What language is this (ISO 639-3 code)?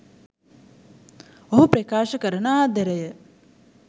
sin